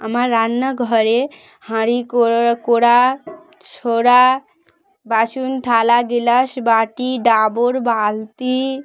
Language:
Bangla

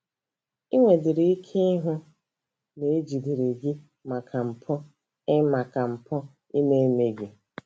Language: Igbo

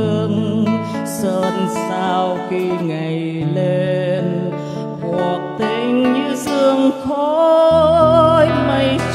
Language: Vietnamese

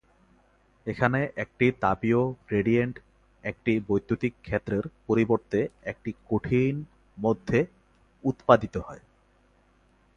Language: Bangla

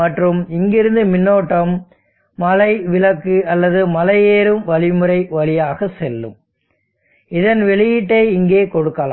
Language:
Tamil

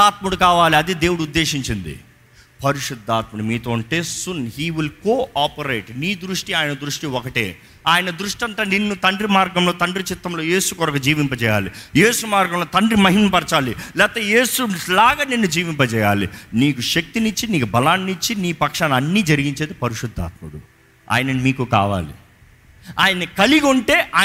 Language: Telugu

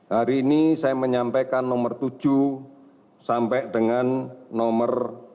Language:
Indonesian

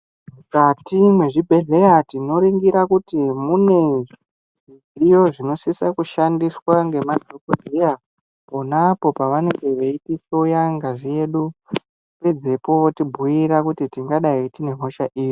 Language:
Ndau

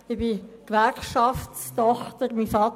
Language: Swiss German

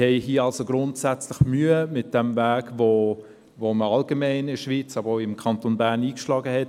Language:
Swiss German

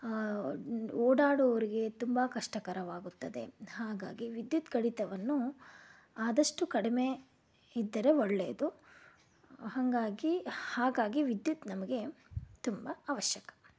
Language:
Kannada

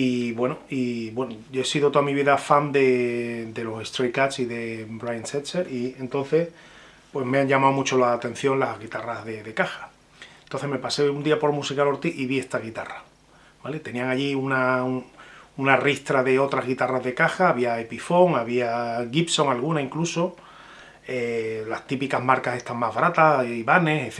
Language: Spanish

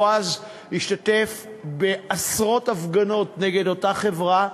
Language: Hebrew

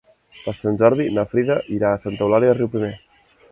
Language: Catalan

